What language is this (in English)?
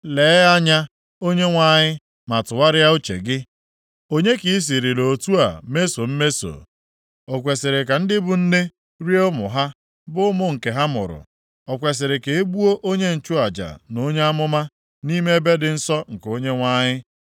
Igbo